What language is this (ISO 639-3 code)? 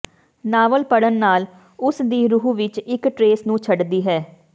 pan